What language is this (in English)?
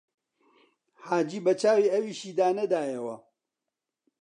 Central Kurdish